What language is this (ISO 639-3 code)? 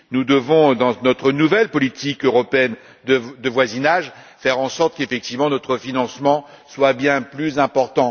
fra